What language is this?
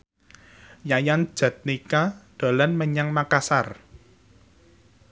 Javanese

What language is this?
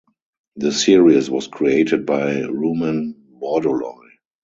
English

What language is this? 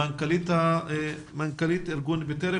Hebrew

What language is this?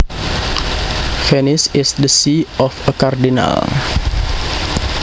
Javanese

